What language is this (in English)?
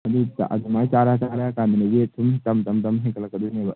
Manipuri